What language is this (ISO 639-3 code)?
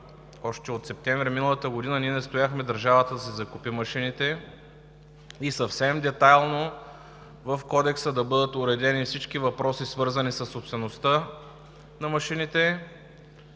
bul